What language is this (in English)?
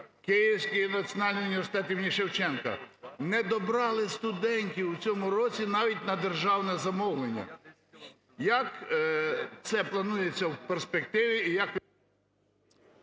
Ukrainian